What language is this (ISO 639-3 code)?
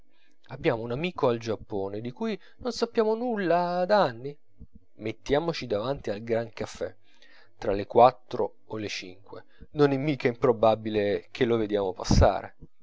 ita